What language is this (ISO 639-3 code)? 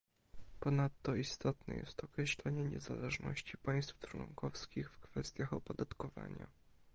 pol